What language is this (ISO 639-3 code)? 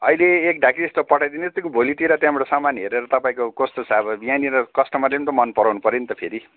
nep